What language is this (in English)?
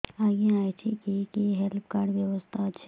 Odia